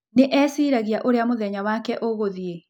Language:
Kikuyu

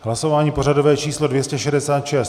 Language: Czech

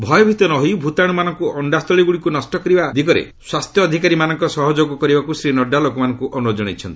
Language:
Odia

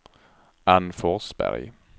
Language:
Swedish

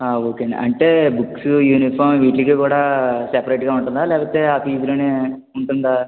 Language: Telugu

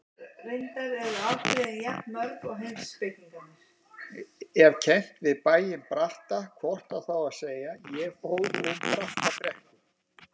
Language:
Icelandic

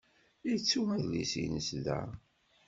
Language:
Kabyle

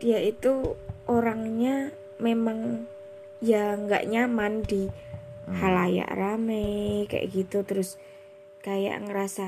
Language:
Indonesian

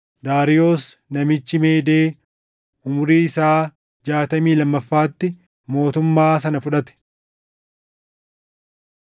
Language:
Oromo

